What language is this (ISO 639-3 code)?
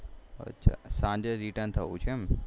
guj